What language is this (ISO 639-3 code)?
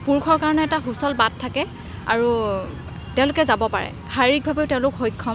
asm